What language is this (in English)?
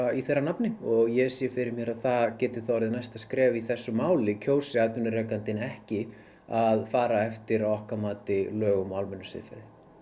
Icelandic